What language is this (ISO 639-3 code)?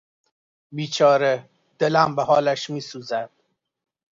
fas